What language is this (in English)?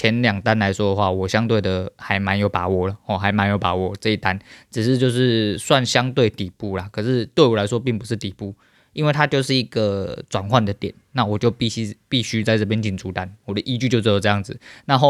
Chinese